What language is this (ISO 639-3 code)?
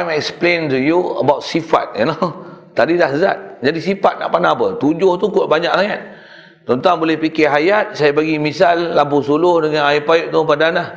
msa